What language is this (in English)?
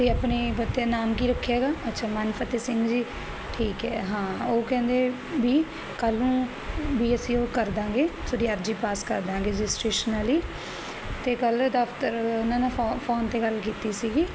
Punjabi